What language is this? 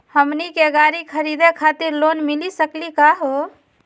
Magahi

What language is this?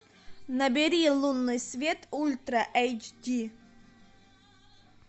Russian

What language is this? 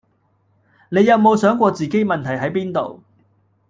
Cantonese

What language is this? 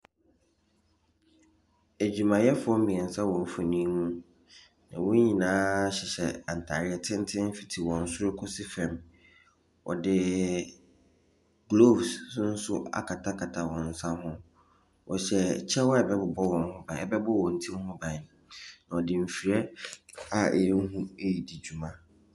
Akan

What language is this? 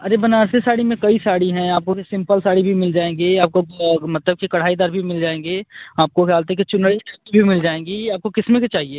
Hindi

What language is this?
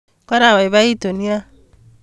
Kalenjin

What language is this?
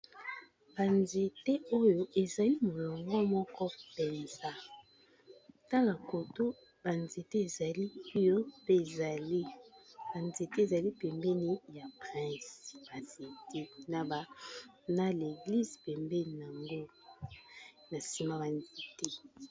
Lingala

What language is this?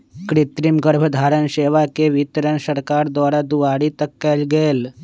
Magahi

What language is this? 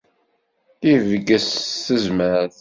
Kabyle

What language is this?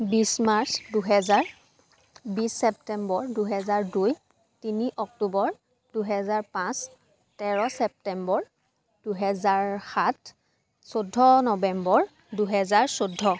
Assamese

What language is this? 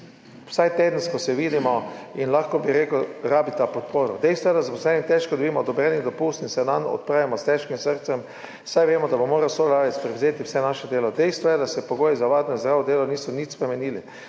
Slovenian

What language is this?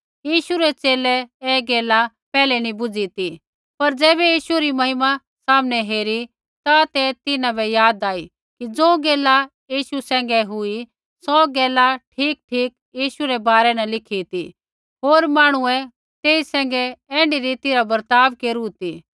Kullu Pahari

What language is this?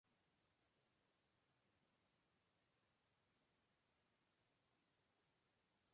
Spanish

